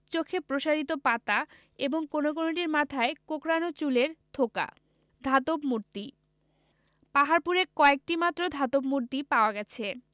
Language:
Bangla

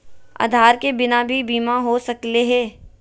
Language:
Magahi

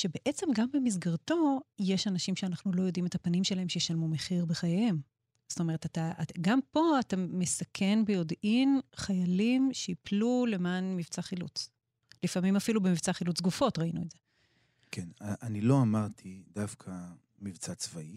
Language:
Hebrew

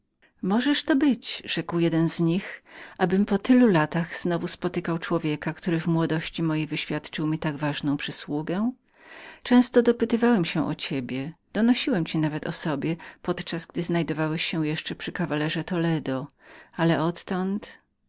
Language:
Polish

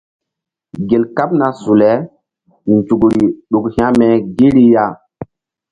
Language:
Mbum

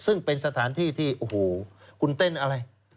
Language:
Thai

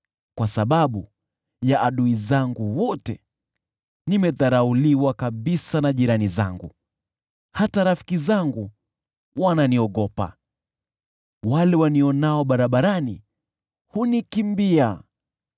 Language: Swahili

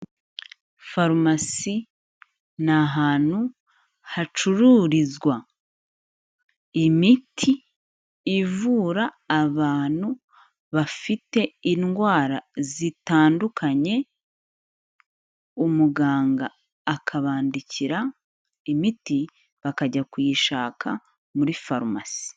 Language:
Kinyarwanda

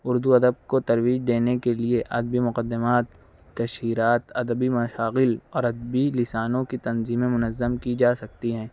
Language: Urdu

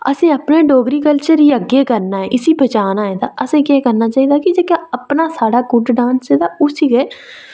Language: Dogri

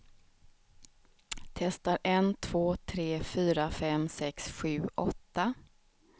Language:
Swedish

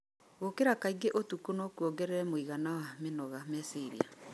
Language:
Kikuyu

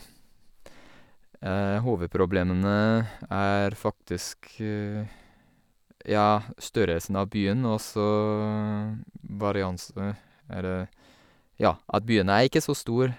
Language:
Norwegian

